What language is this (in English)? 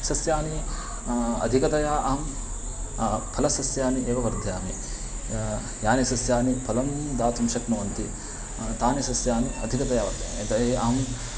Sanskrit